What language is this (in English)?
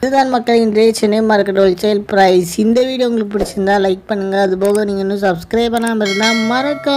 Romanian